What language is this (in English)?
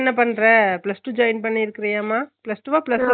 Tamil